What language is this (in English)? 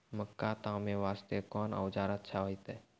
Maithili